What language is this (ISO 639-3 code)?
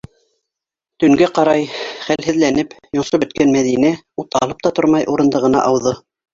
bak